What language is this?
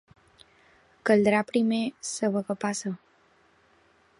Catalan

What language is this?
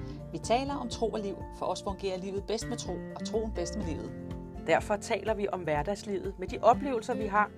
Danish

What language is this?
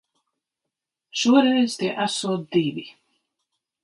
Latvian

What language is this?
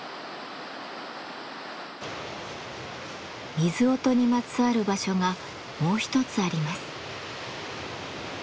Japanese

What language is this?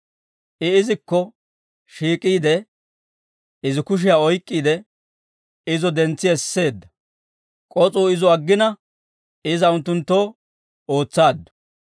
Dawro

